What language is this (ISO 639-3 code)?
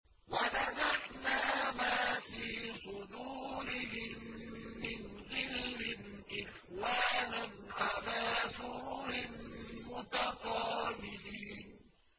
ara